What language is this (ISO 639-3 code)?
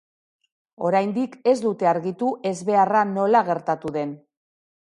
eus